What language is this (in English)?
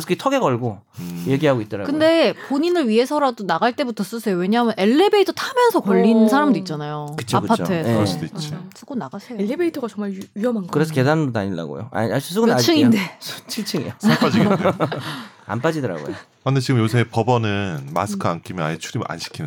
Korean